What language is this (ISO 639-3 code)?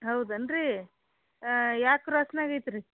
kan